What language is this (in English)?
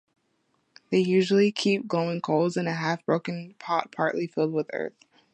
English